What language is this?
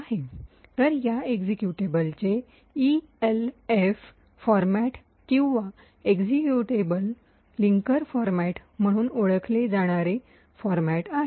Marathi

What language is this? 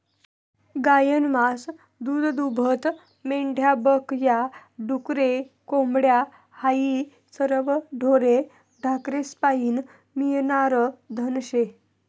Marathi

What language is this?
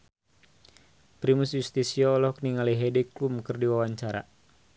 Sundanese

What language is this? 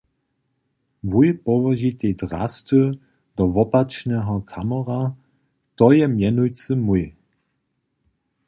Upper Sorbian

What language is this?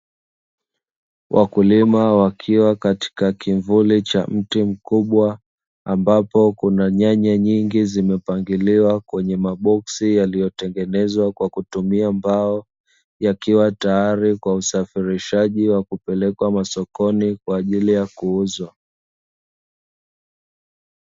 Swahili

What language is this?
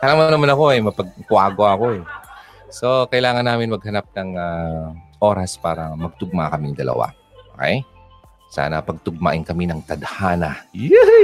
Filipino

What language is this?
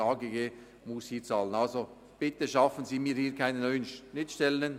Swiss German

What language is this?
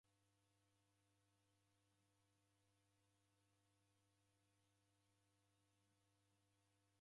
Taita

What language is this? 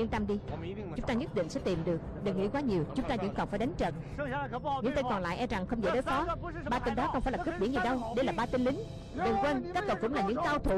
Vietnamese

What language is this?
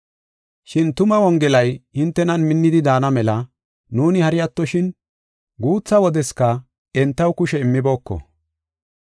Gofa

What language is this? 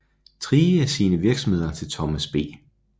Danish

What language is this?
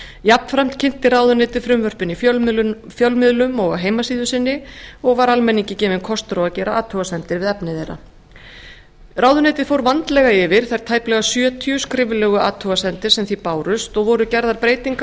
Icelandic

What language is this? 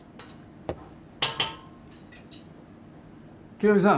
Japanese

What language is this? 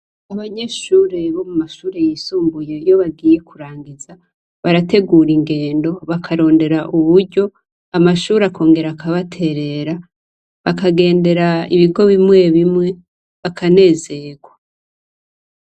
Rundi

